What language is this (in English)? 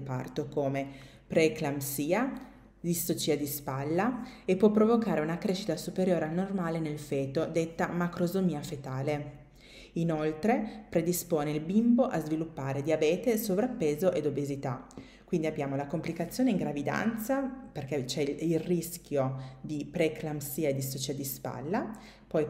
Italian